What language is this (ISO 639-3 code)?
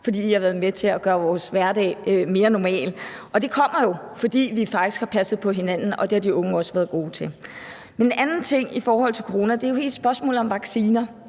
dan